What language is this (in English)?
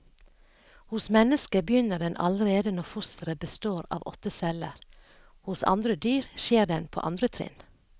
Norwegian